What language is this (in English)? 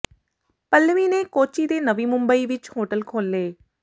Punjabi